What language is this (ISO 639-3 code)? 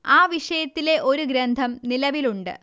mal